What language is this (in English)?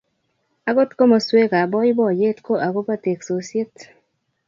Kalenjin